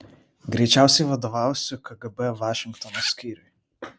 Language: Lithuanian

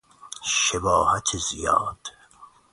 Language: Persian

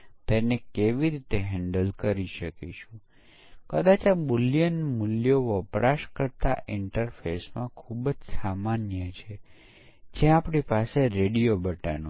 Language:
Gujarati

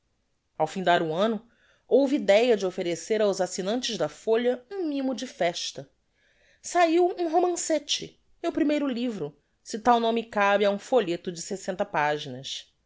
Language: Portuguese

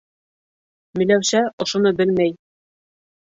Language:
Bashkir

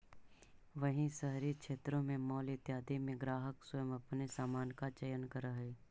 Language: Magahi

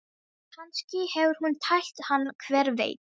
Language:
Icelandic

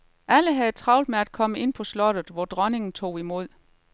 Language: Danish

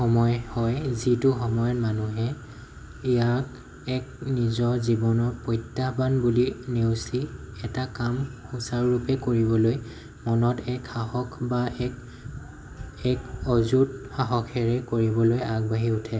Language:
Assamese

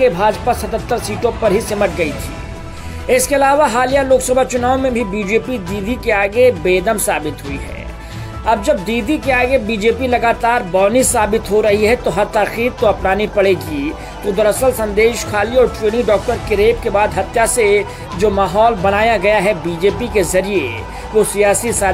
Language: Hindi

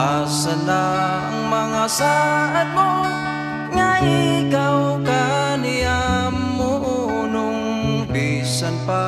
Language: Filipino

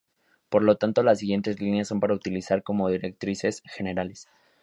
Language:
Spanish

